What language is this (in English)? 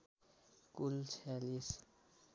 Nepali